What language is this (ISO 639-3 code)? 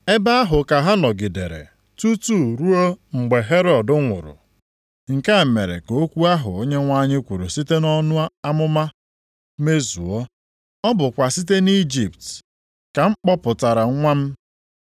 ibo